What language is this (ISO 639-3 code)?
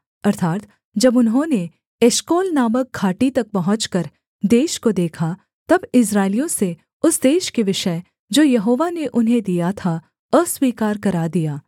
hin